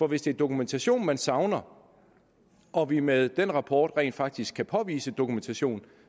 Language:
Danish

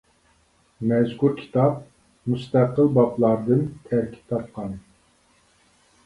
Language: Uyghur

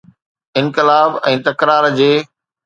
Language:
Sindhi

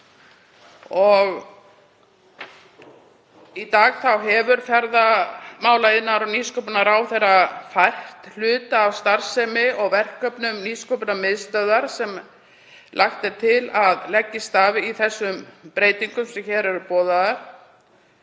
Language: Icelandic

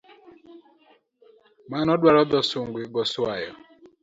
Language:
Luo (Kenya and Tanzania)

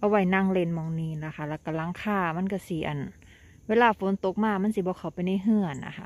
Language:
Thai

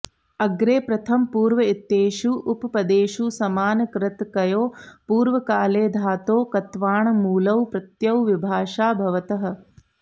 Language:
Sanskrit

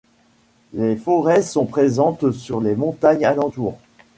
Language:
French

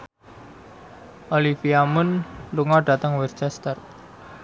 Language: Javanese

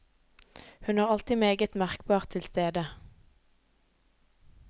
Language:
Norwegian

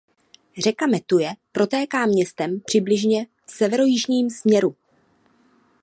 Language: Czech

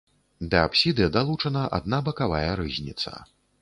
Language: Belarusian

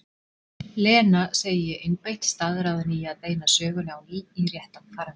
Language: Icelandic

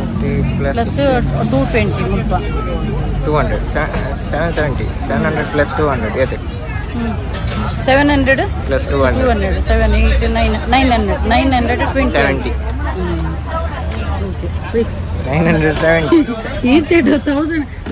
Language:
Kannada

